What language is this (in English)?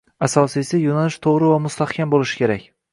Uzbek